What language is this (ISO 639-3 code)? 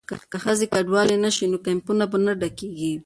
pus